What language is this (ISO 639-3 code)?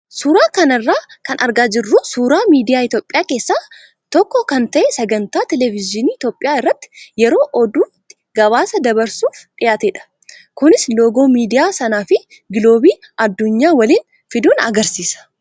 orm